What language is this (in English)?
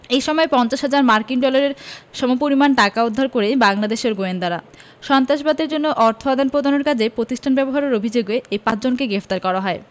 Bangla